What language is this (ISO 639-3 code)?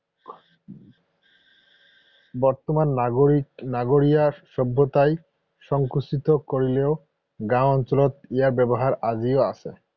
asm